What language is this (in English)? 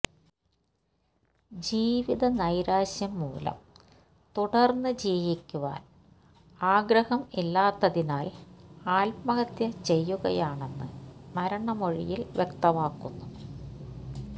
Malayalam